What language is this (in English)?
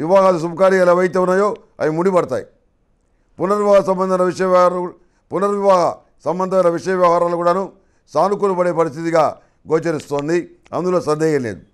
Telugu